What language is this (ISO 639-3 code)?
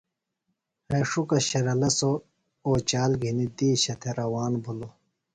phl